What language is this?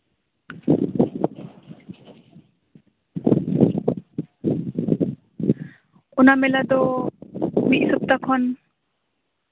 Santali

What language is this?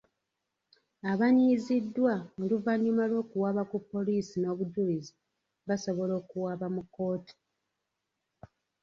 Ganda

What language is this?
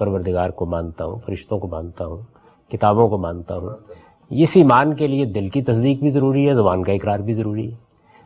Urdu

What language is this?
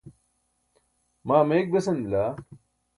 Burushaski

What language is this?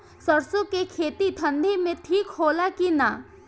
Bhojpuri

